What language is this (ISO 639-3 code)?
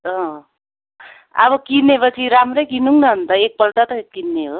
nep